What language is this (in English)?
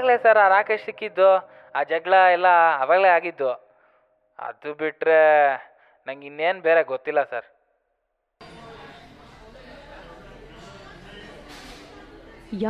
Kannada